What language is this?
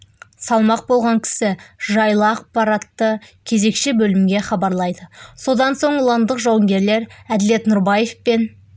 Kazakh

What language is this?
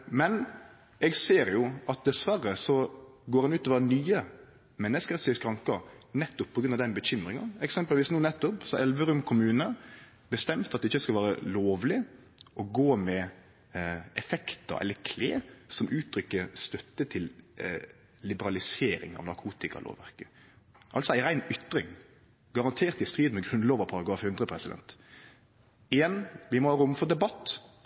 Norwegian Nynorsk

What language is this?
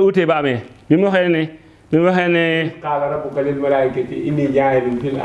Indonesian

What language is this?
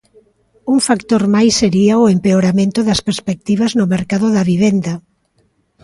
Galician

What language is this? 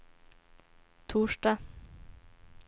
Swedish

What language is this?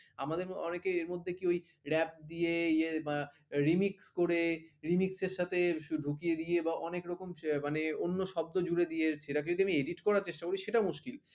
Bangla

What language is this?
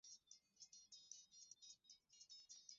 Swahili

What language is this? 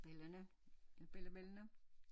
Danish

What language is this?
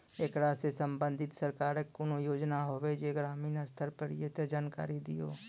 Maithili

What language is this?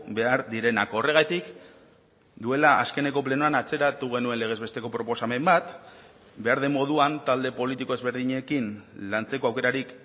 Basque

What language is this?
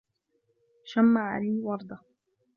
Arabic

